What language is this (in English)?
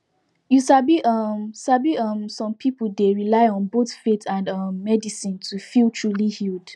Nigerian Pidgin